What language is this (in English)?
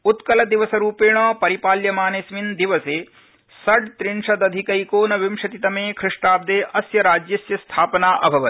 Sanskrit